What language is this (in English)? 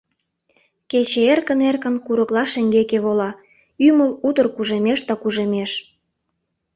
Mari